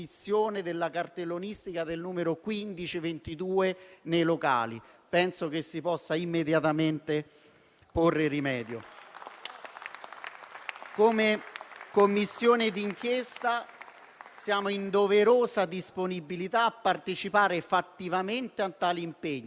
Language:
Italian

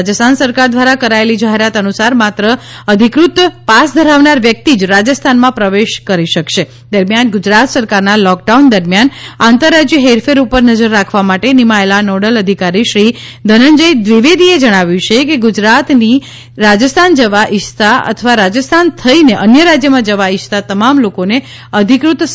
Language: Gujarati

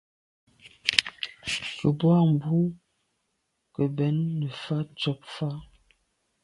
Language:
Medumba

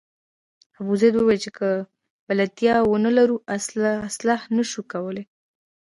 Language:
Pashto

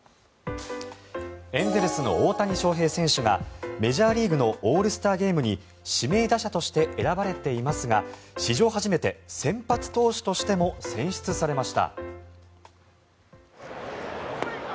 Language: Japanese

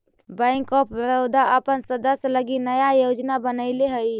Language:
Magahi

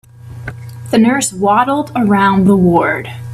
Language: English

